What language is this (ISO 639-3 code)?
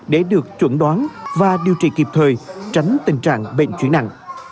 vie